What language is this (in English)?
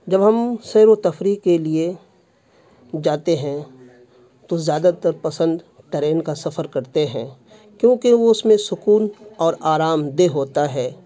Urdu